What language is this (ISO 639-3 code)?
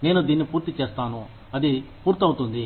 tel